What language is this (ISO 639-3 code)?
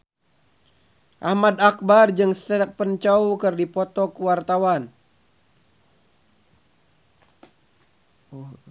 sun